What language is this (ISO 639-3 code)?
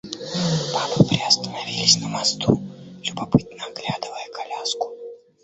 rus